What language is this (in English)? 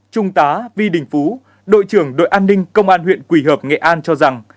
Vietnamese